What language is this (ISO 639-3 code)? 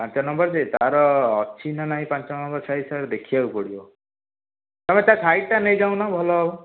ori